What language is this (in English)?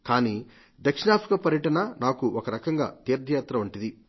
Telugu